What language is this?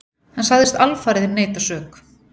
Icelandic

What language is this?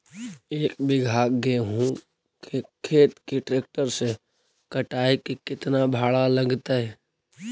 Magahi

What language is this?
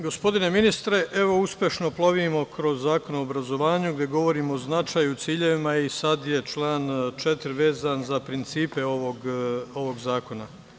Serbian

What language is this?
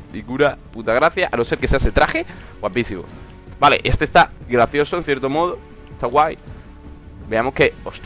Spanish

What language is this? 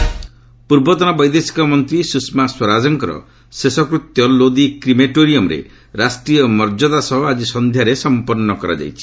Odia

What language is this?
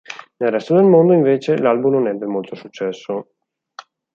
Italian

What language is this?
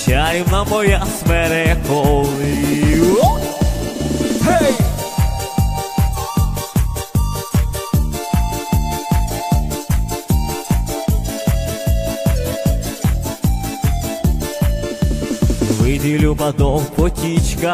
Ukrainian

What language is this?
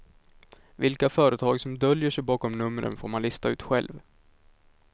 Swedish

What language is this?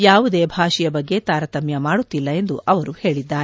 Kannada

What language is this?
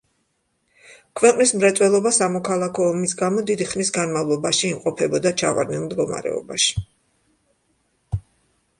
Georgian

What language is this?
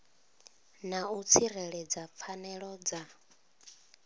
Venda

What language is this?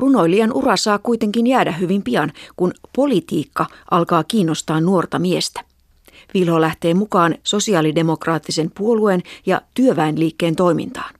Finnish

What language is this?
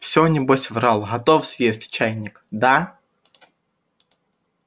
Russian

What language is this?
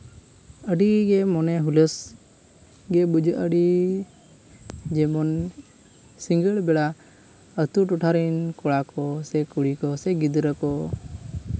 Santali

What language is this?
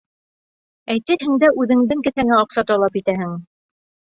Bashkir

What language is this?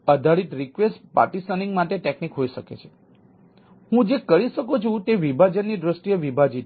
Gujarati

